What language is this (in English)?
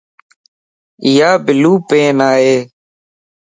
Lasi